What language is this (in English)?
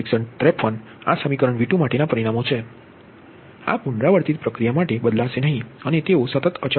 Gujarati